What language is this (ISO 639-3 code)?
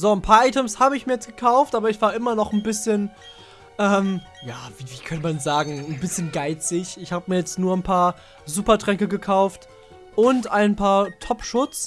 deu